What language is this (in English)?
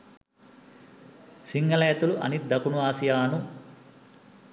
Sinhala